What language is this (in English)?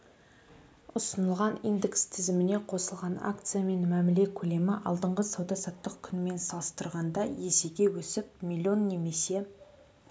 Kazakh